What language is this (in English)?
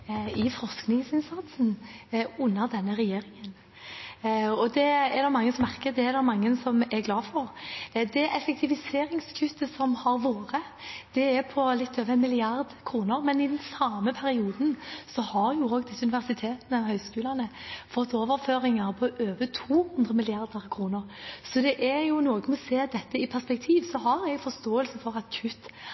Norwegian Bokmål